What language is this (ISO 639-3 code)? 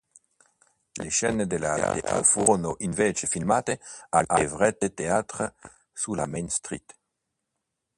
ita